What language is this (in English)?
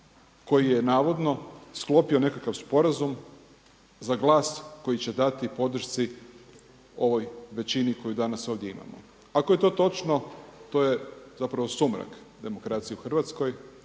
Croatian